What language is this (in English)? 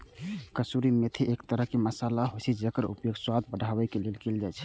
Maithili